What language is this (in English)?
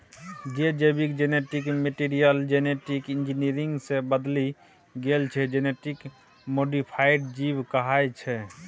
Maithili